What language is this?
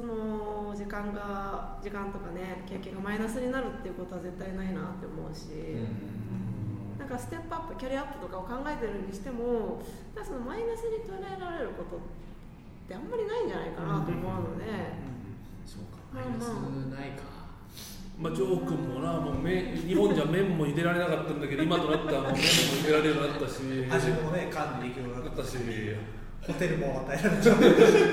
Japanese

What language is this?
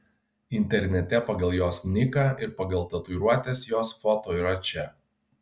Lithuanian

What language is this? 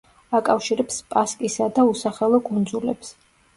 Georgian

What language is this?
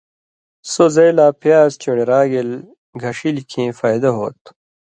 Indus Kohistani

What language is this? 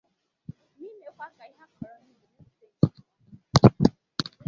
Igbo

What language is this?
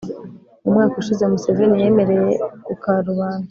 Kinyarwanda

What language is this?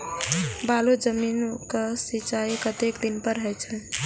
Maithili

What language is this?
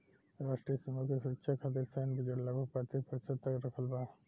Bhojpuri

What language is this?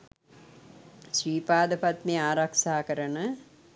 Sinhala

